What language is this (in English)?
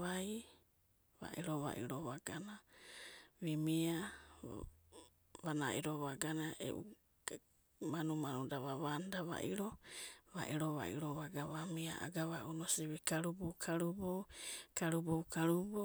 Abadi